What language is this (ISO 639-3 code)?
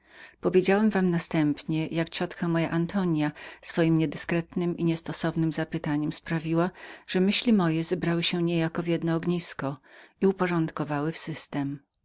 pol